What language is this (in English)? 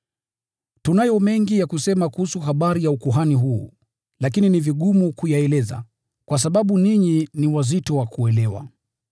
Swahili